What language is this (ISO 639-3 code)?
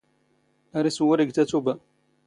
zgh